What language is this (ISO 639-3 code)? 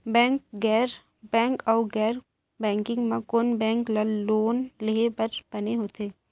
hne